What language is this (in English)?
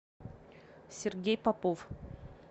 Russian